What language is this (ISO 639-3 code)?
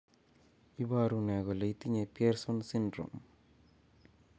kln